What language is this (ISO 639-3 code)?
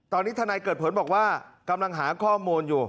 tha